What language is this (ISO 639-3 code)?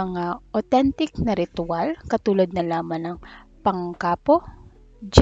fil